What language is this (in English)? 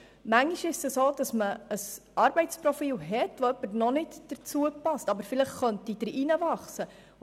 Swiss German